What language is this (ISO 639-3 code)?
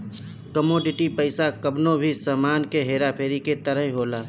bho